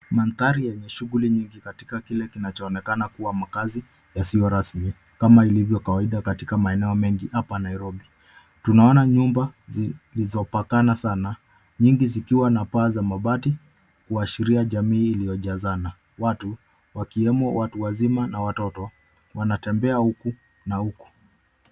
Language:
Swahili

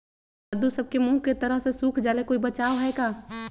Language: Magahi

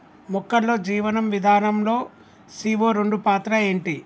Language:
Telugu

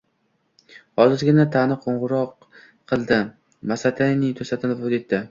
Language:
Uzbek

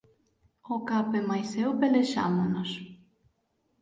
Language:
Galician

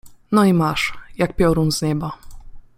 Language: Polish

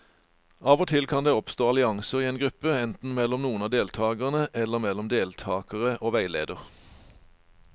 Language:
Norwegian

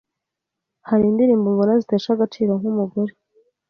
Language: Kinyarwanda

